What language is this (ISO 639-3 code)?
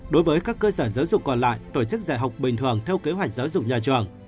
vie